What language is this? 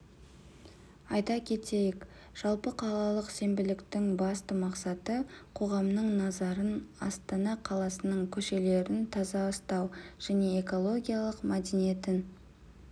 Kazakh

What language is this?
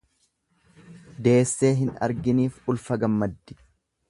Oromo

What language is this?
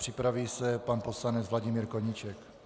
Czech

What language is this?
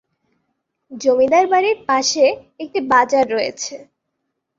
Bangla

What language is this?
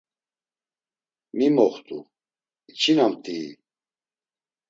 Laz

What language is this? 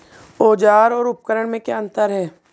Hindi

